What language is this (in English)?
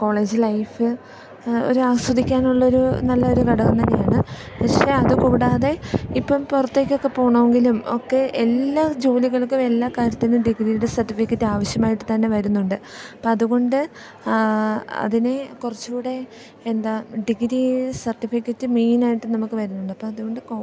Malayalam